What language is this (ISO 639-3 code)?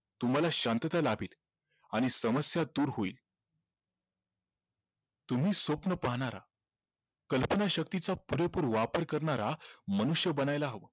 mar